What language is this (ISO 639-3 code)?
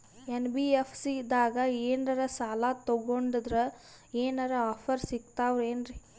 kan